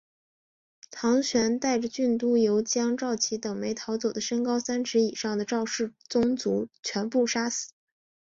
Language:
Chinese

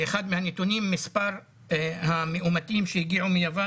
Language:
Hebrew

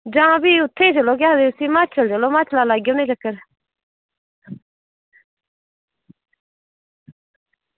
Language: Dogri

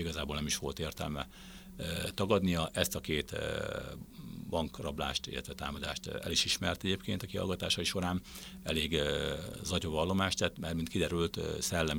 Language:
Hungarian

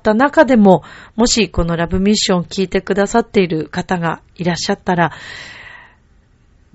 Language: Japanese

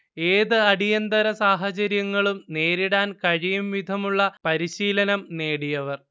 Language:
Malayalam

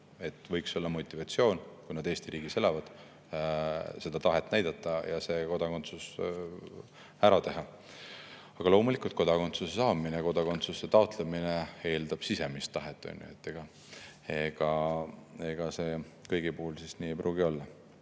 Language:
Estonian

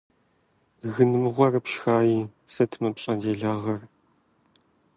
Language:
Kabardian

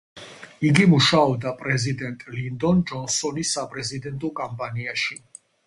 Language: Georgian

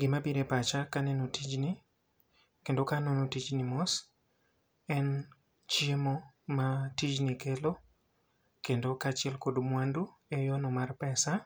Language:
Luo (Kenya and Tanzania)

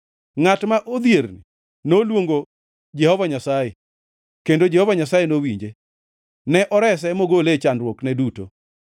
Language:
Luo (Kenya and Tanzania)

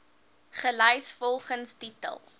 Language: Afrikaans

